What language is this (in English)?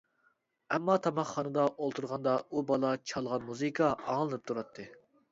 Uyghur